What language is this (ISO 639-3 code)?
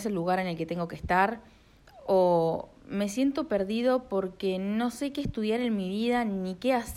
spa